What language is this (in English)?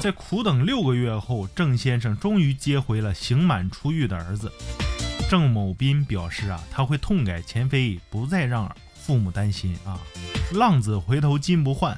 Chinese